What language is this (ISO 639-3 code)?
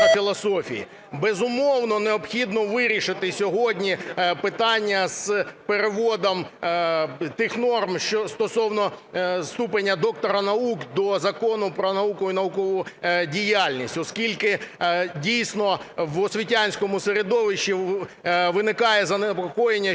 ukr